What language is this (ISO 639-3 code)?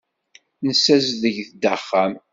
kab